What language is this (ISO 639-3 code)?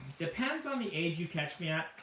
eng